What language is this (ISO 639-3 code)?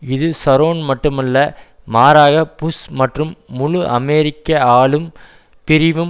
tam